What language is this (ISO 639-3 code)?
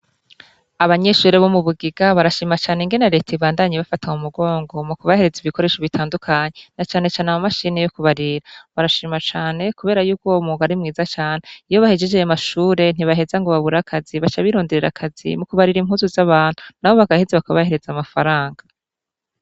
run